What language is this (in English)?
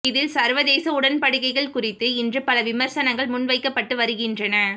Tamil